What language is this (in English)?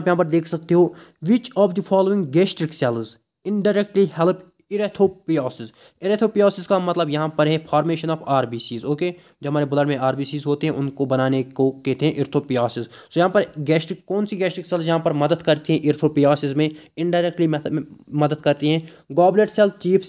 Hindi